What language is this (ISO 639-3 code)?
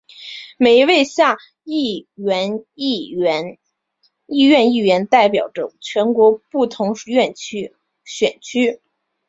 zho